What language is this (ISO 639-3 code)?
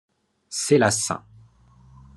fra